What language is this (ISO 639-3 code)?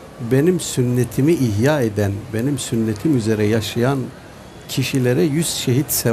tur